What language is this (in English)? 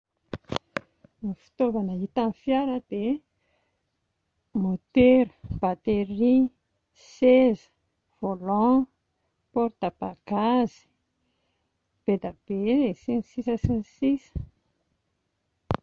Malagasy